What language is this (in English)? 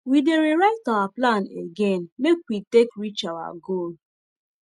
Nigerian Pidgin